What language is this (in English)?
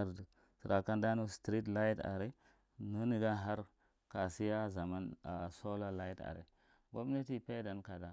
Marghi Central